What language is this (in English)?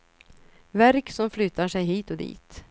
Swedish